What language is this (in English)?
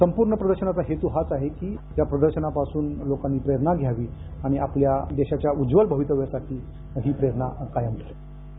Marathi